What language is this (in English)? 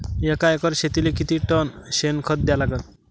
Marathi